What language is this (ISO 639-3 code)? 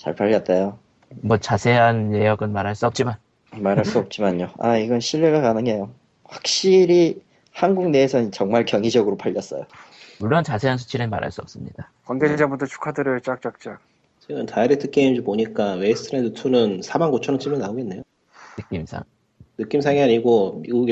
kor